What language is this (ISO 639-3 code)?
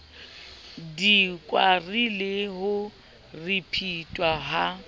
sot